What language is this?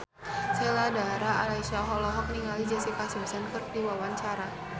Sundanese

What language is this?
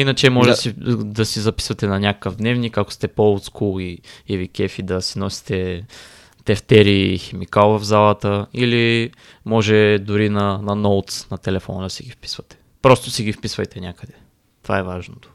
Bulgarian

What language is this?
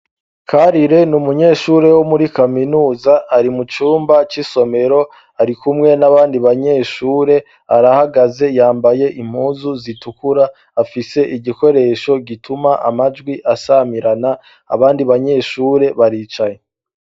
Rundi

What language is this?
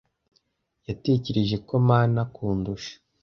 Kinyarwanda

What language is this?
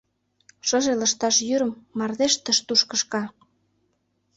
Mari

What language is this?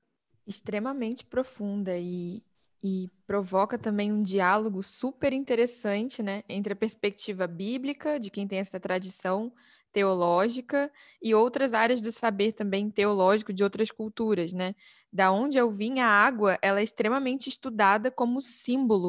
Portuguese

